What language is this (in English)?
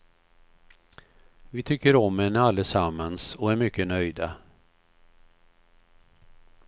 Swedish